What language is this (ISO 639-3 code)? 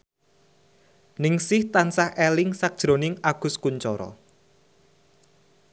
jav